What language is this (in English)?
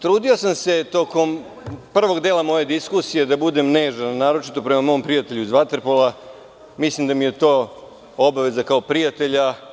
Serbian